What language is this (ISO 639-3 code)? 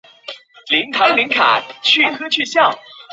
zho